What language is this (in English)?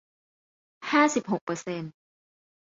Thai